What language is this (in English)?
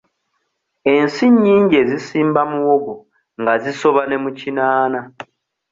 Ganda